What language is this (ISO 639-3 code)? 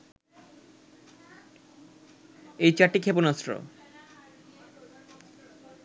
ben